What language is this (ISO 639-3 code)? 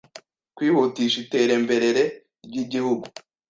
kin